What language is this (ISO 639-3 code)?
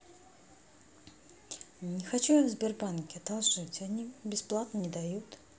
rus